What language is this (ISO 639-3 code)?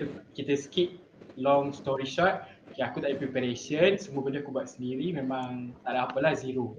msa